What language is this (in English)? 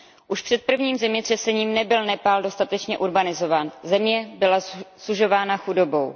Czech